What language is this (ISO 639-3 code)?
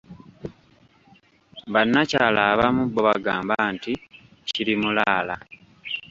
lug